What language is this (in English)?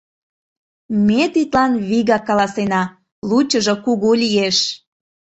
Mari